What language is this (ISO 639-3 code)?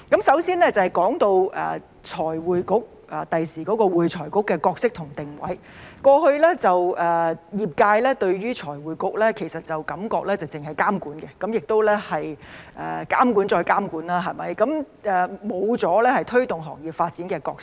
yue